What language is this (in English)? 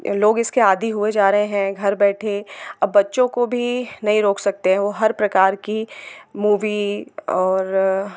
Hindi